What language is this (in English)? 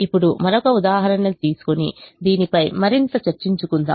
Telugu